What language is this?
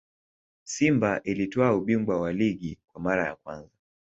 Swahili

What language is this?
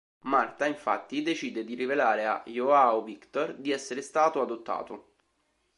Italian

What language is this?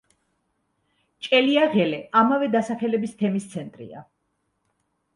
Georgian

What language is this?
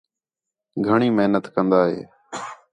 Khetrani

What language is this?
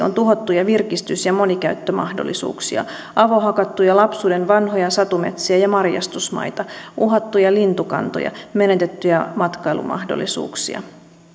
Finnish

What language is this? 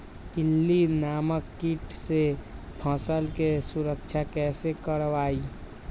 Magahi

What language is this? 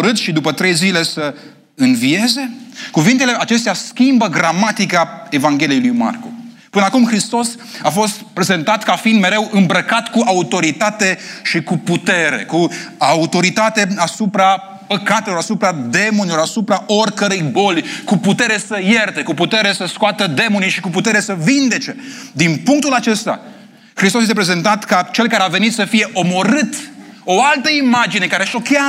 Romanian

